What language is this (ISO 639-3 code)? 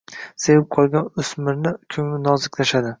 uzb